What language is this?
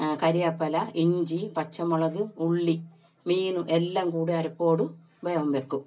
Malayalam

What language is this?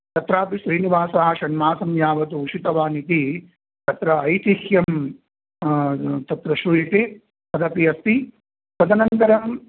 Sanskrit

